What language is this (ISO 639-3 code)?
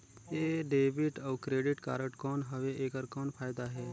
hne